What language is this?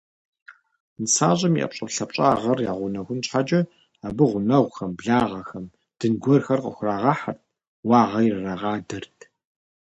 Kabardian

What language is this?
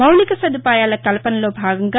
Telugu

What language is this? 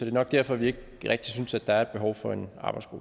Danish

